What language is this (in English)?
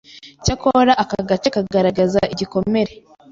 Kinyarwanda